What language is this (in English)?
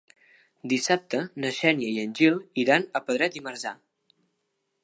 Catalan